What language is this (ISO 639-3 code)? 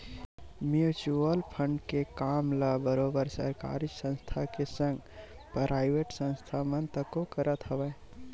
hne